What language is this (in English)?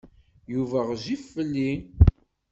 Kabyle